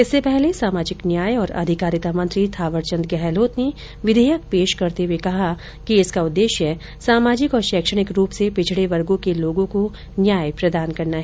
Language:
Hindi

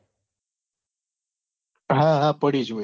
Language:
Gujarati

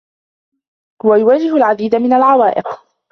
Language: Arabic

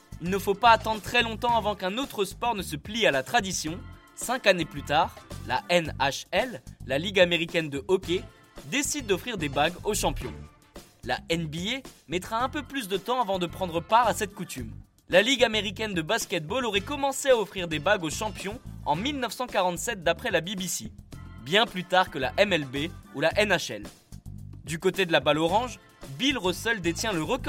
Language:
French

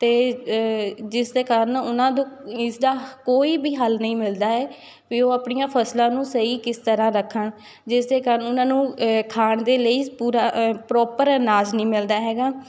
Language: Punjabi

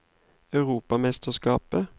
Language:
Norwegian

